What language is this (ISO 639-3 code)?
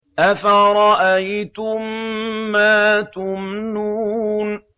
ara